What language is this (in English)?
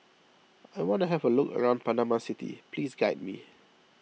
English